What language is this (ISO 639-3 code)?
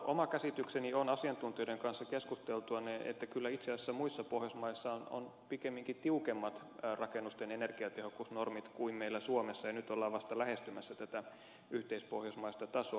fin